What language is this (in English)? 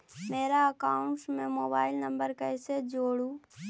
Magahi